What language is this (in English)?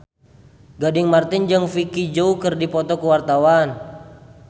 Sundanese